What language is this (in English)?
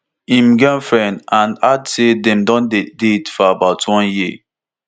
Nigerian Pidgin